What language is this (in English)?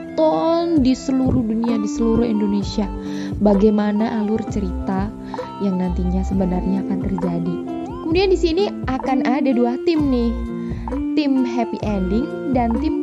Indonesian